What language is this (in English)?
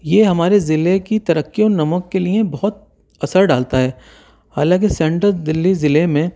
Urdu